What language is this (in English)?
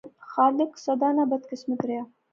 Pahari-Potwari